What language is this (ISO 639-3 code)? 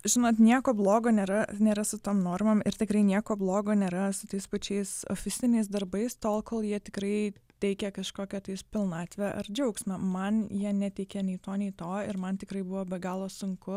lit